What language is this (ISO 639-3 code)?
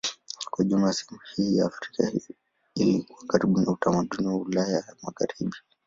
swa